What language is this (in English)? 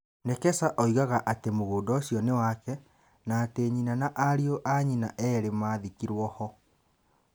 Kikuyu